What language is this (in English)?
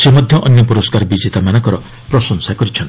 Odia